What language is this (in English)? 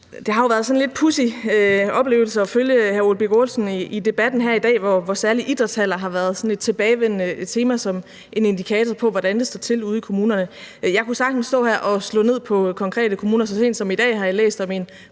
Danish